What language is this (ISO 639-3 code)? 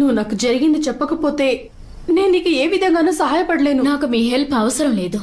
tel